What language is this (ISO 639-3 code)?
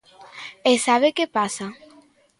glg